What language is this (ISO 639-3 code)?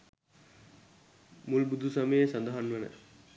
sin